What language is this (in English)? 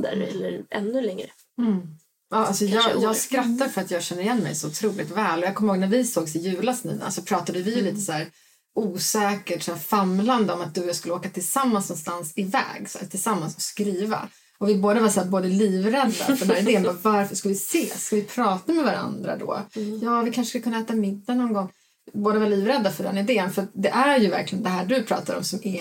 Swedish